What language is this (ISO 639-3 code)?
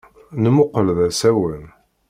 kab